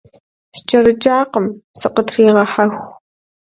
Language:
Kabardian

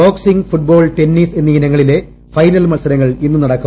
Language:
Malayalam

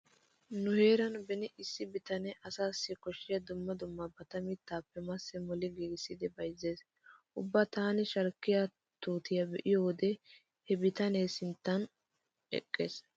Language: Wolaytta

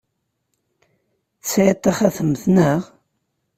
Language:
Kabyle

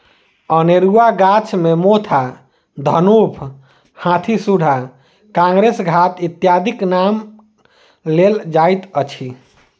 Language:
Maithili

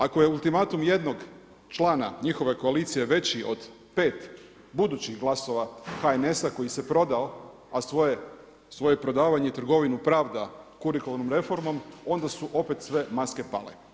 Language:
Croatian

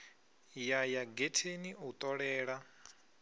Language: Venda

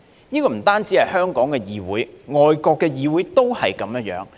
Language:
Cantonese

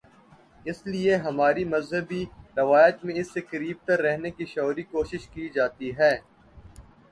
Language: Urdu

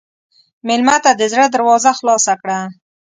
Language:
Pashto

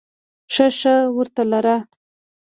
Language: Pashto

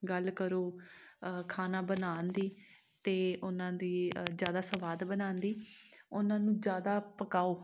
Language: Punjabi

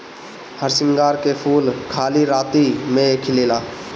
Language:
Bhojpuri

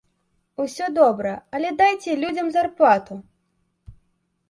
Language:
Belarusian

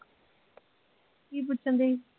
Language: Punjabi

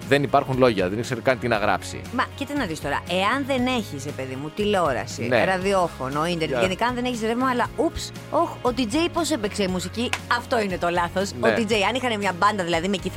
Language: Greek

